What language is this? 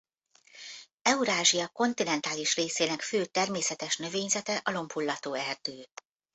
Hungarian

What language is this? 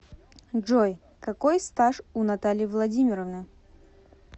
Russian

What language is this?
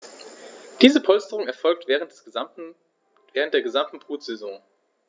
German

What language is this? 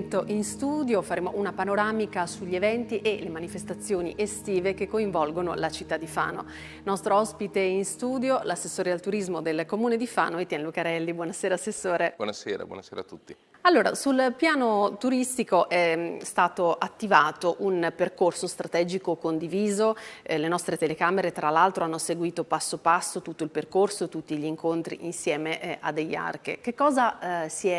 Italian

